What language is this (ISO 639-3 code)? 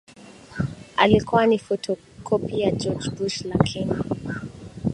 swa